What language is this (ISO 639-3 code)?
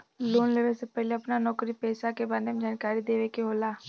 bho